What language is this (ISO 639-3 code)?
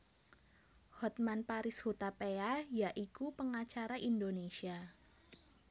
jav